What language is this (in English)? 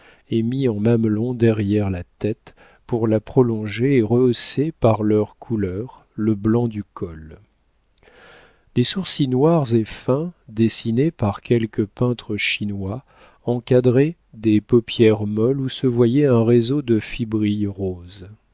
French